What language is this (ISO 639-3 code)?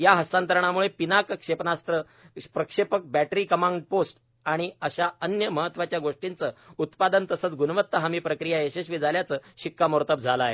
mar